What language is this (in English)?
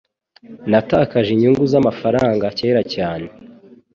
Kinyarwanda